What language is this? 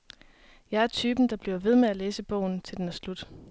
Danish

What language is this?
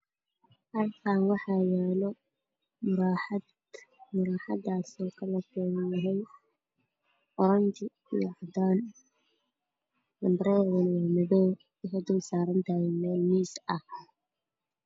Somali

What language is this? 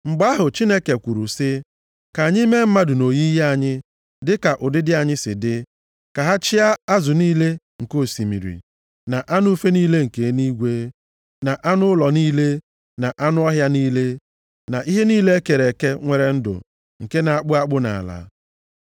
Igbo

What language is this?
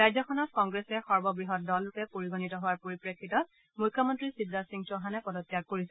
Assamese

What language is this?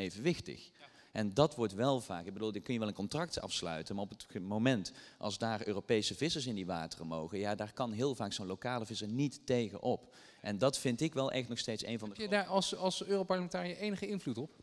Dutch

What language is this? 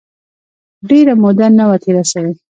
Pashto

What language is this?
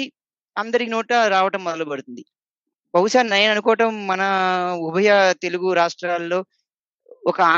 Telugu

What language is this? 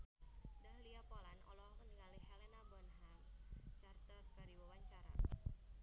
Sundanese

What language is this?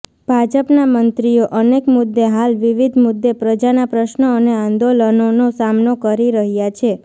Gujarati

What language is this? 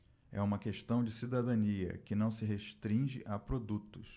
Portuguese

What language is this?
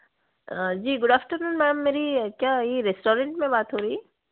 Hindi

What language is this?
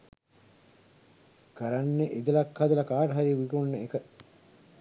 Sinhala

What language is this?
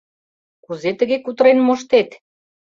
Mari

